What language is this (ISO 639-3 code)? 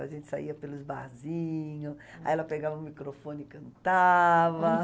por